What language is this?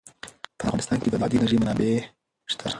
Pashto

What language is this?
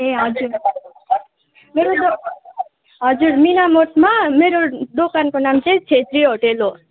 Nepali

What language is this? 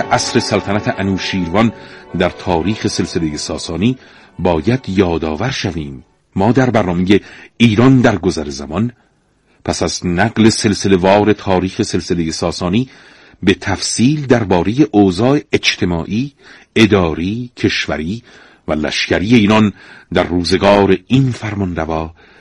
Persian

